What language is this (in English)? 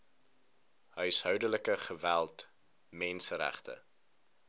Afrikaans